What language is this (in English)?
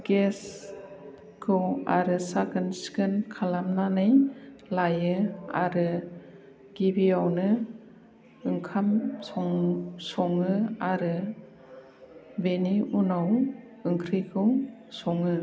Bodo